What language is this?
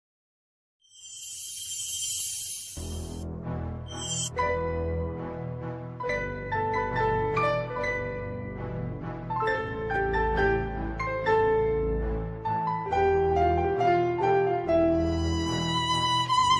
Turkish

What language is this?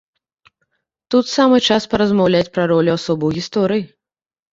Belarusian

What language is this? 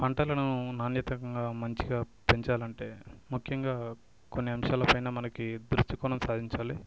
Telugu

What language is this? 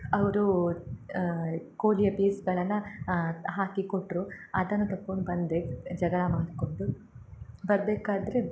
Kannada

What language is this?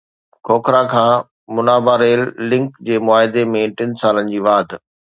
Sindhi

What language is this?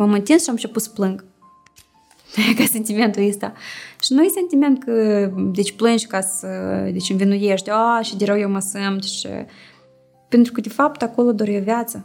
Romanian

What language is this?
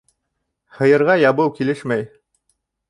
Bashkir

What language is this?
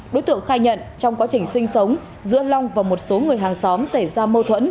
Vietnamese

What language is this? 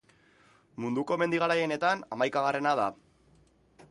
Basque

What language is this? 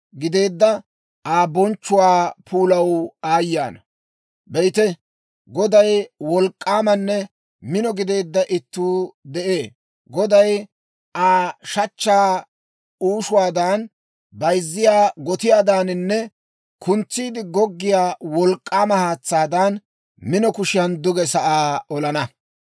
Dawro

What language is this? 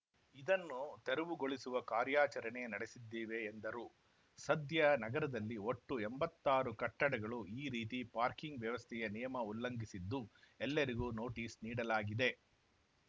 Kannada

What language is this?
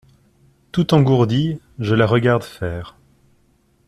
French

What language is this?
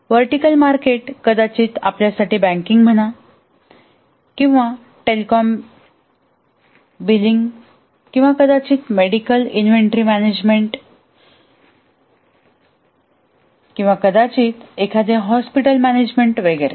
Marathi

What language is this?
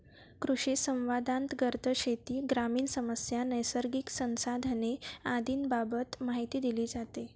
Marathi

